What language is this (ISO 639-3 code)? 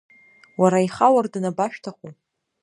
abk